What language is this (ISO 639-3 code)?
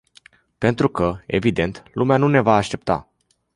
ron